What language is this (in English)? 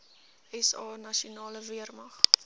Afrikaans